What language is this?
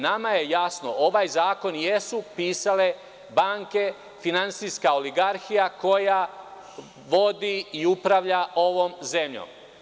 Serbian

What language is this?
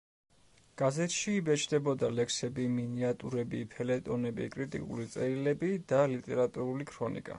Georgian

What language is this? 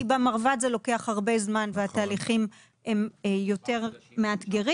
Hebrew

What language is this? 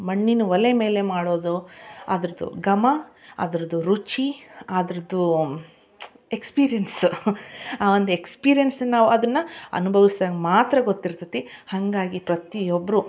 Kannada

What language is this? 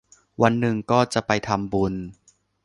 Thai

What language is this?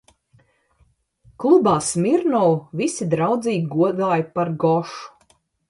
Latvian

